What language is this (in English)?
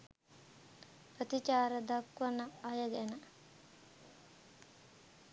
Sinhala